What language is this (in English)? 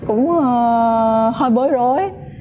Vietnamese